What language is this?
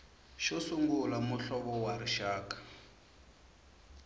Tsonga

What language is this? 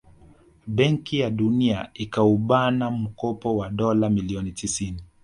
Swahili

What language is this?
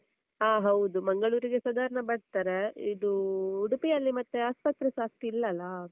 Kannada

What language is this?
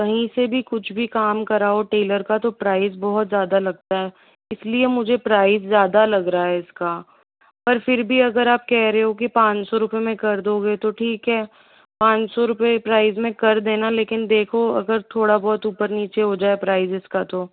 Hindi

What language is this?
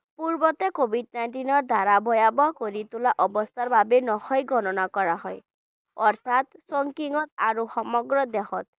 Bangla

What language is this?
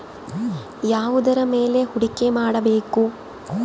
Kannada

